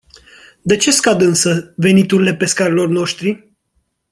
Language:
Romanian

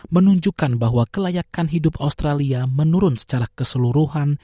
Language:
Indonesian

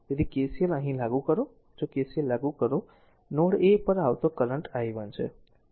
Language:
Gujarati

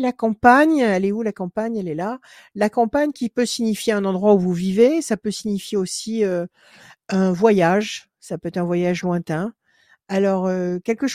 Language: French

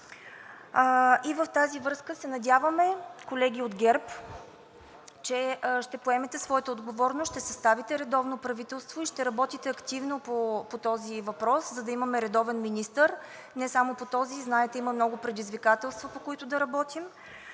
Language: Bulgarian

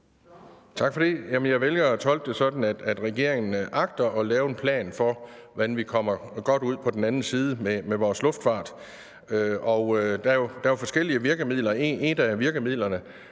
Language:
Danish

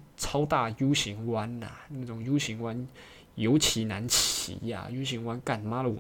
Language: Chinese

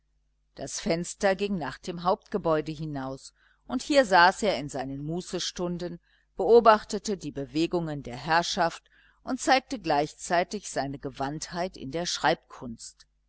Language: German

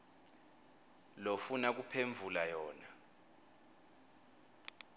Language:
Swati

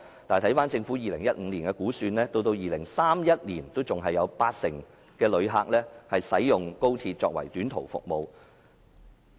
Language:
Cantonese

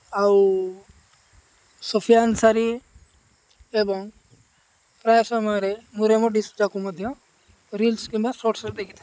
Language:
Odia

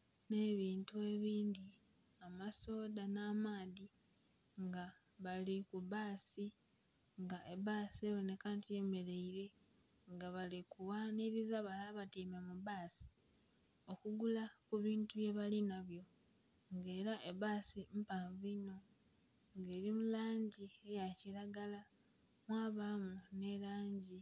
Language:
Soga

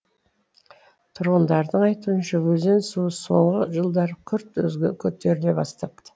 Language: Kazakh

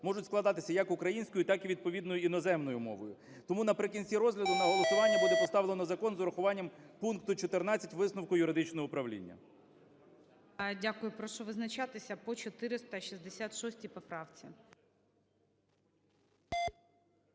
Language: Ukrainian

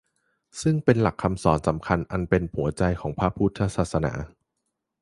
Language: Thai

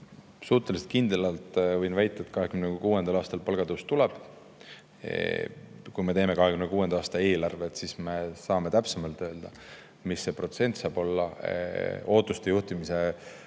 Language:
Estonian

